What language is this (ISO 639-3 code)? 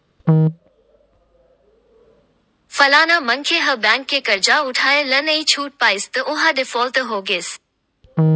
hne